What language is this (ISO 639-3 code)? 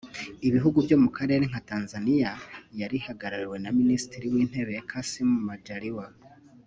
kin